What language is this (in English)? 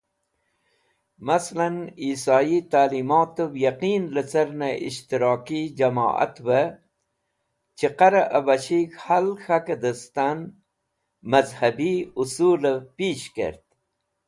Wakhi